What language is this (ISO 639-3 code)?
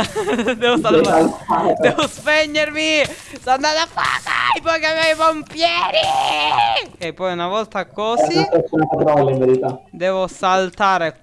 ita